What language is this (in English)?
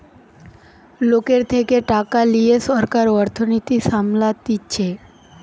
Bangla